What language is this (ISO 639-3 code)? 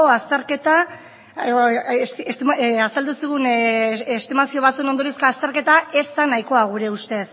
eus